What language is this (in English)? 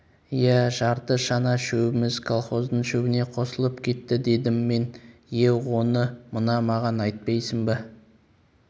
Kazakh